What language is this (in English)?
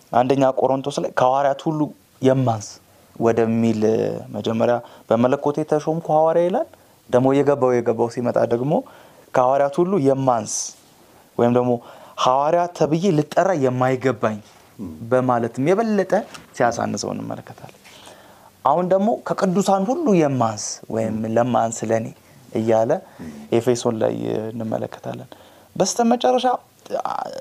Amharic